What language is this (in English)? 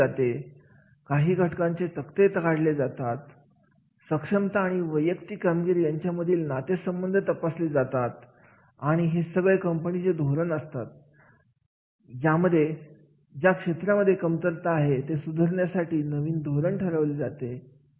Marathi